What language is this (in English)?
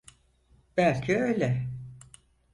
Turkish